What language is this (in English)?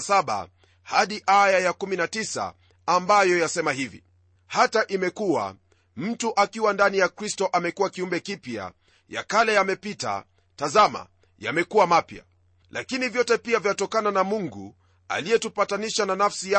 Swahili